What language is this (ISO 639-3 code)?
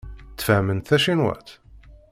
kab